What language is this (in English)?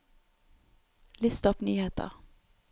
Norwegian